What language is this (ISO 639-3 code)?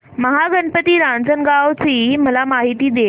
mar